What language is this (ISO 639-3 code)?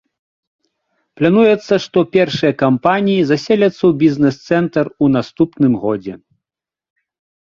bel